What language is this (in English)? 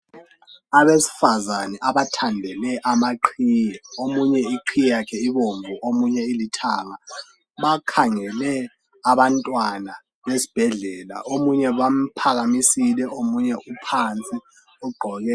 North Ndebele